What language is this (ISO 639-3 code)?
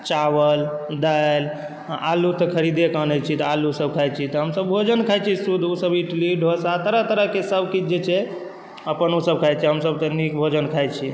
mai